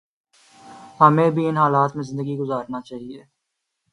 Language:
Urdu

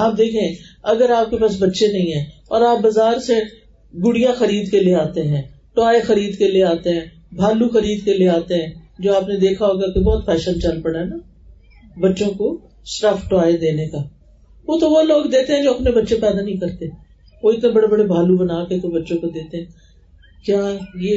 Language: Urdu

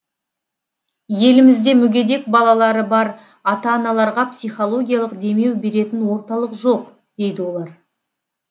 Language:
Kazakh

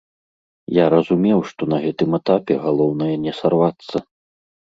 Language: Belarusian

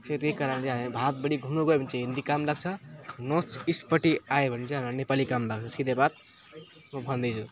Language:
Nepali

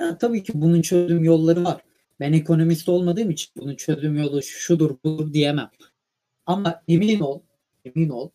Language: Turkish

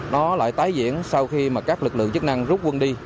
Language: Vietnamese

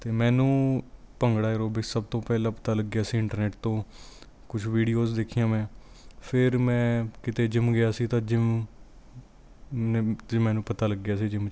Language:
Punjabi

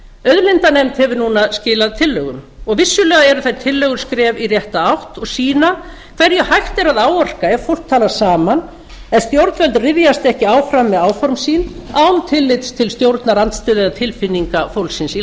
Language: Icelandic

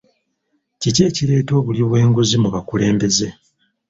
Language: Ganda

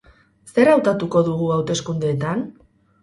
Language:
Basque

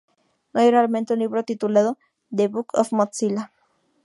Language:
Spanish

